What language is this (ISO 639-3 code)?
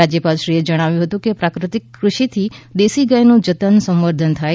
guj